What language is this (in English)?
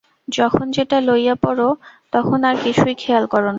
Bangla